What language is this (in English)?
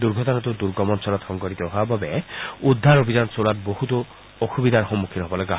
Assamese